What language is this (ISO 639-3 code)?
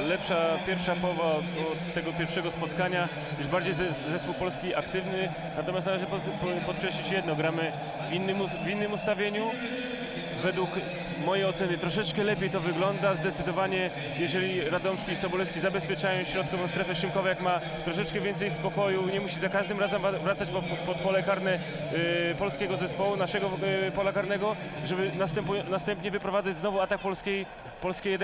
pol